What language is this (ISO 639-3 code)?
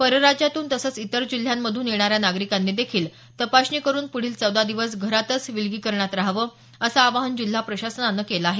mar